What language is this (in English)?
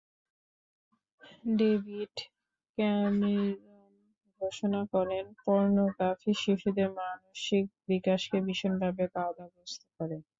Bangla